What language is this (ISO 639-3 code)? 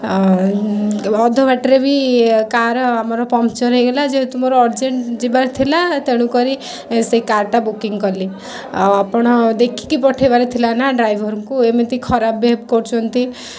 ori